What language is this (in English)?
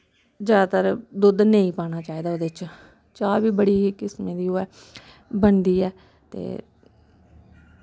Dogri